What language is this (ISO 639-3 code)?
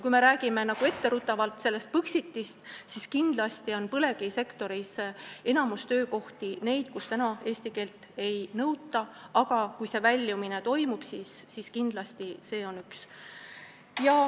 est